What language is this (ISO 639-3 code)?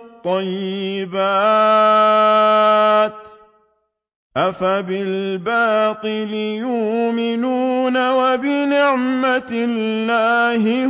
ara